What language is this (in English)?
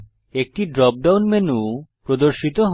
Bangla